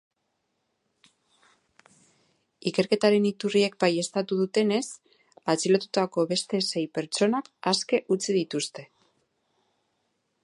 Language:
Basque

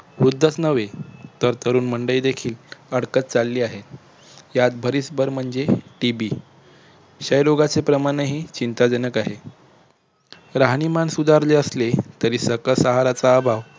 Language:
Marathi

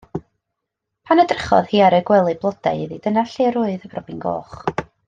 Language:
Welsh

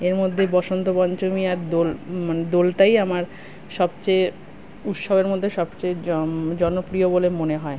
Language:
Bangla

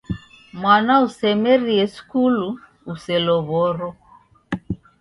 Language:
Taita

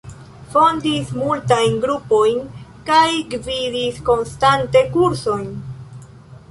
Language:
Esperanto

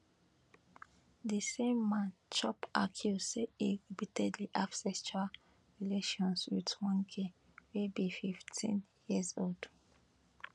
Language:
Nigerian Pidgin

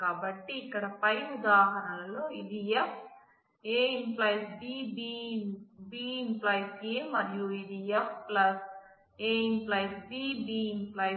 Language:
Telugu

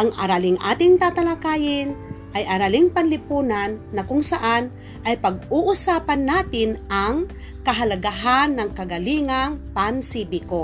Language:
Filipino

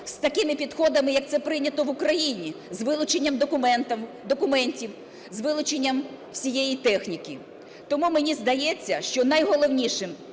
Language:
Ukrainian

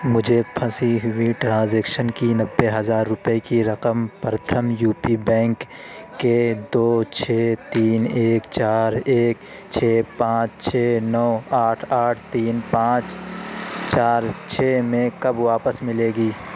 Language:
Urdu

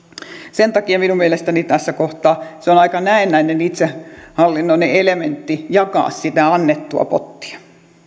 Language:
Finnish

